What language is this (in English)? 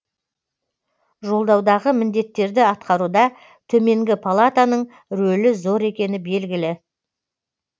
Kazakh